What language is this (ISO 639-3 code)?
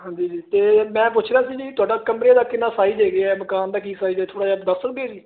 pan